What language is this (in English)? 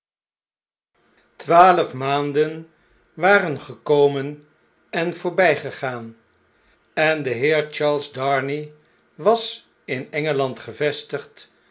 Dutch